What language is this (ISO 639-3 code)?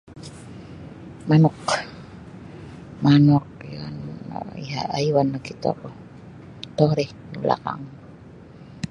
bsy